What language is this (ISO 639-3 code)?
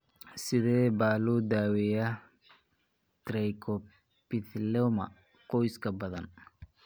som